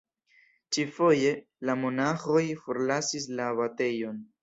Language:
Esperanto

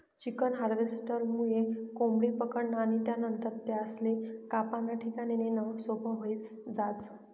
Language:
Marathi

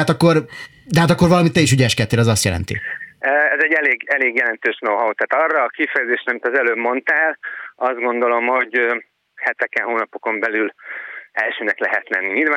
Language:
Hungarian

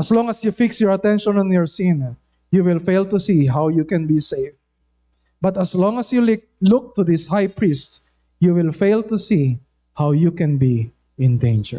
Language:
Filipino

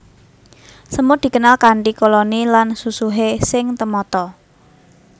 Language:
Javanese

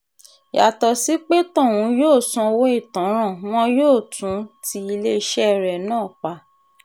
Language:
Yoruba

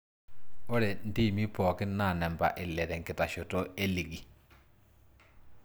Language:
Masai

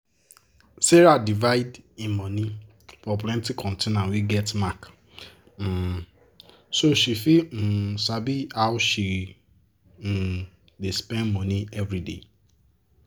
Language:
Nigerian Pidgin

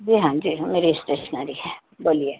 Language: Urdu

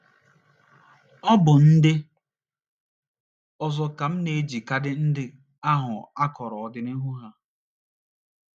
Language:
Igbo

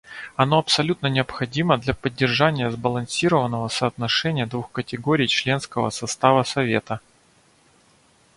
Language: Russian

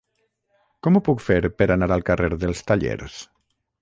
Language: Catalan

